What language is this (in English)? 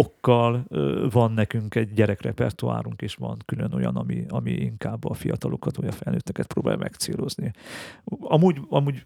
Hungarian